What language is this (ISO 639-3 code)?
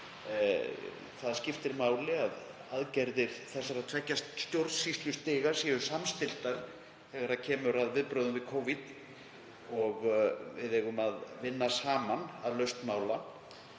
isl